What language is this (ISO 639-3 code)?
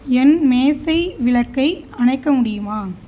tam